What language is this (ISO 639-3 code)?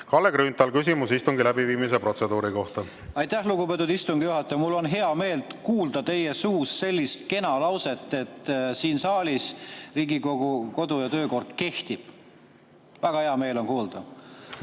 est